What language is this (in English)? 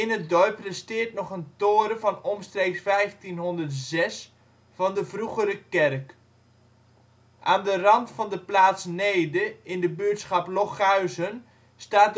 Dutch